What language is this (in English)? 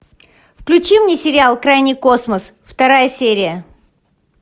Russian